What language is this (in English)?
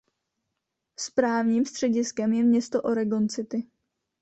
Czech